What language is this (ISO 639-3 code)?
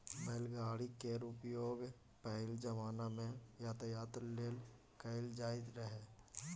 mai